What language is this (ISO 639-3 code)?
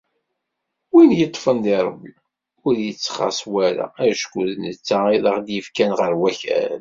kab